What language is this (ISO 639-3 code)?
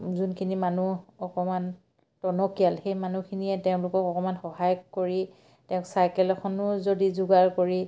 asm